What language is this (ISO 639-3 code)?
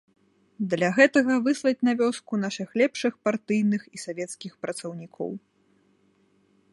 bel